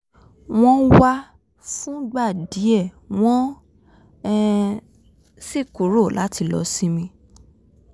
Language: Yoruba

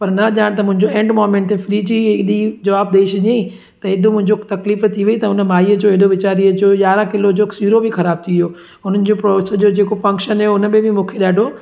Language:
Sindhi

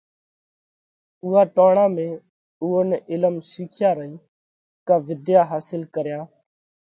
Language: Parkari Koli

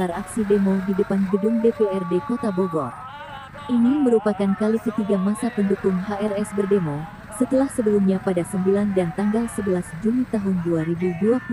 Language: Indonesian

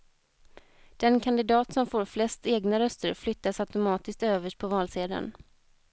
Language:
Swedish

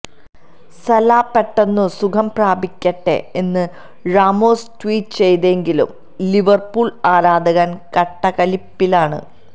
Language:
Malayalam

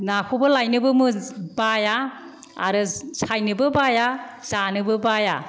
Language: Bodo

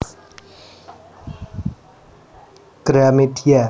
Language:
Javanese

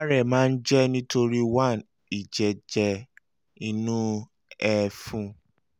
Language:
Yoruba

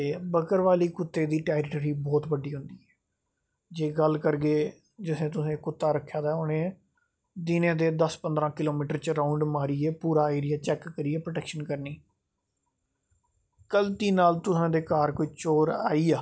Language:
Dogri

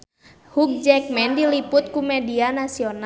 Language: Sundanese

